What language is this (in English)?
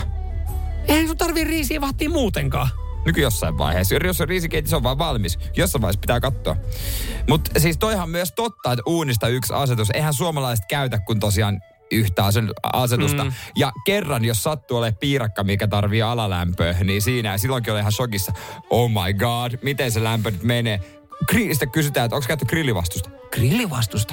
Finnish